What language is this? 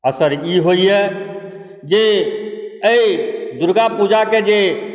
Maithili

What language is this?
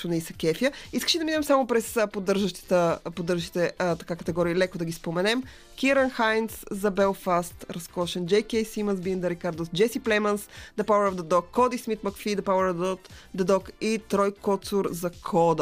Bulgarian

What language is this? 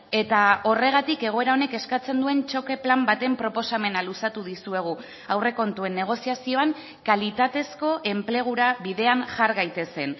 Basque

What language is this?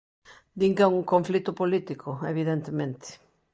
Galician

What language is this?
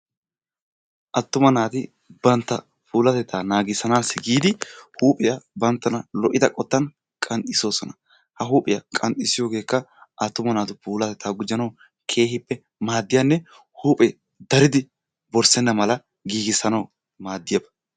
Wolaytta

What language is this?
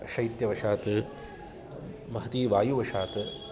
Sanskrit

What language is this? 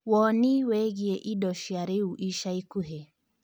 Kikuyu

